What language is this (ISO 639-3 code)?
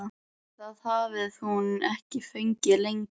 isl